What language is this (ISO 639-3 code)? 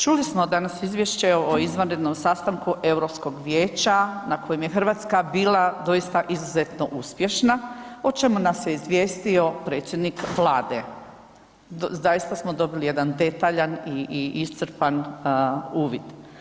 hrv